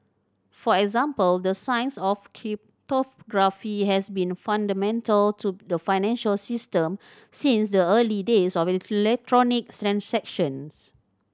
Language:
English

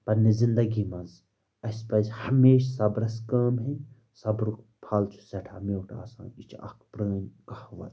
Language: Kashmiri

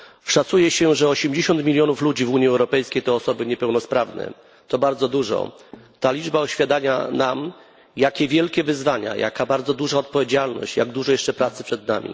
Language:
Polish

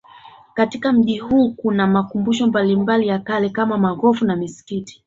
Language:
Swahili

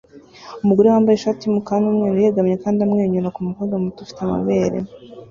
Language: Kinyarwanda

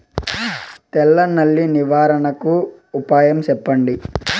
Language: Telugu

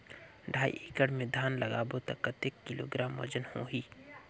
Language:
Chhattisgarhi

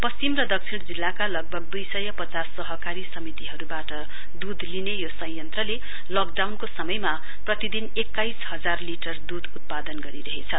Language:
Nepali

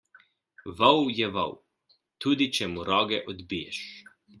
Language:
Slovenian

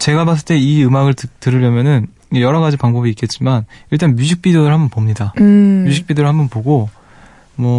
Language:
Korean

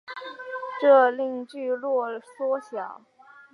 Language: Chinese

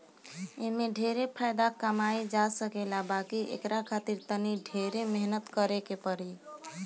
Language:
Bhojpuri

